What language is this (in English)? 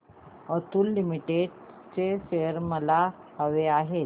Marathi